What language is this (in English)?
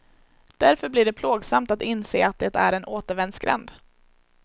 Swedish